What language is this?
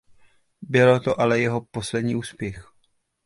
Czech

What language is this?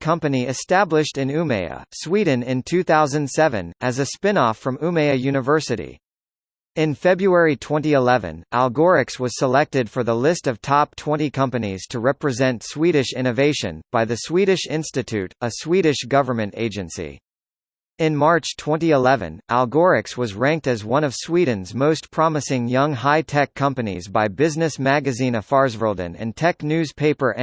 English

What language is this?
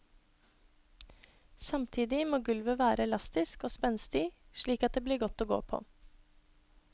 Norwegian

